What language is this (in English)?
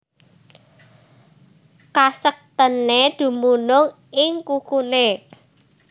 Javanese